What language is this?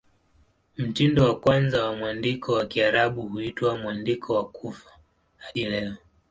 Swahili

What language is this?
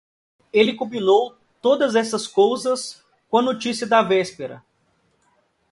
Portuguese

